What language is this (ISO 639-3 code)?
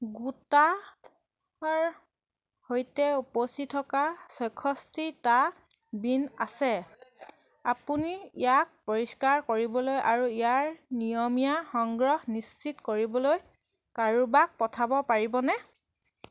asm